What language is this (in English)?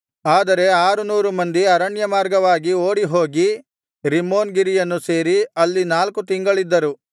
Kannada